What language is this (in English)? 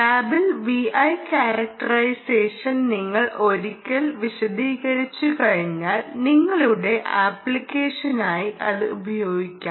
Malayalam